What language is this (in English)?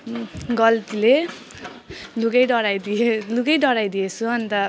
Nepali